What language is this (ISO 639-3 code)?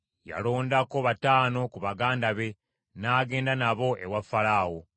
lug